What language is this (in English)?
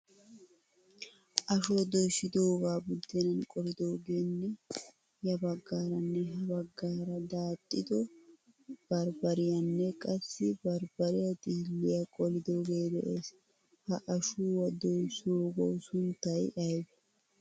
Wolaytta